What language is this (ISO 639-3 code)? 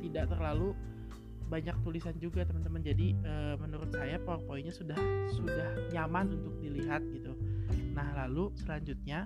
ind